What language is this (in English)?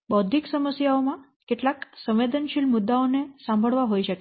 Gujarati